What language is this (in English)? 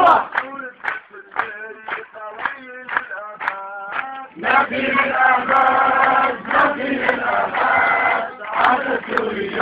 Arabic